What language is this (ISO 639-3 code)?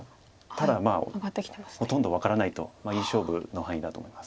jpn